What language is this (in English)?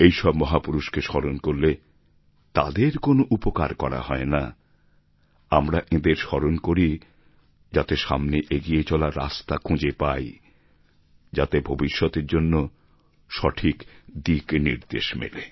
Bangla